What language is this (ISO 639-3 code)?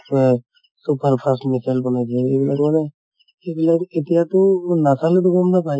asm